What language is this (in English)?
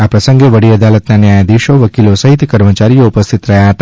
Gujarati